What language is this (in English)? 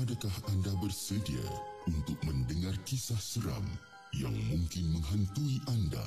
Malay